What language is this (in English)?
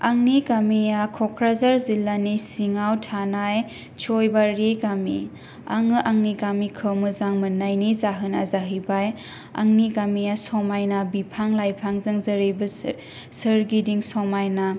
Bodo